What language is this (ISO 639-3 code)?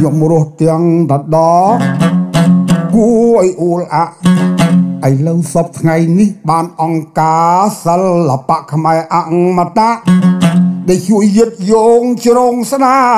tha